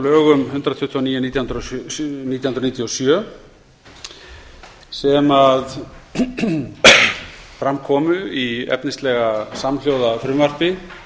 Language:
Icelandic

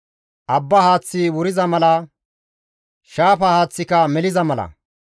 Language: Gamo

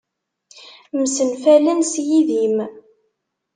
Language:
Kabyle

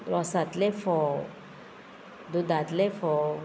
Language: Konkani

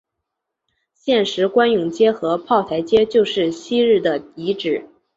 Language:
Chinese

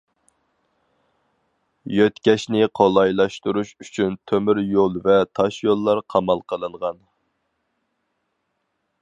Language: Uyghur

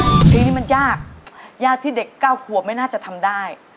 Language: Thai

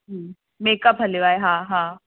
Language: Sindhi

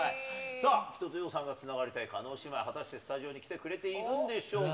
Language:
Japanese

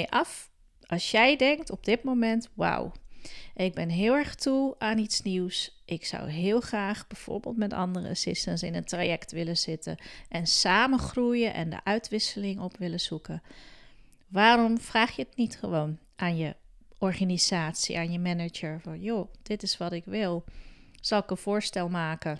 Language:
Dutch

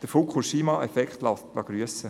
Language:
Swiss German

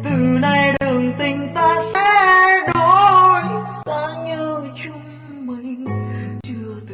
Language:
Vietnamese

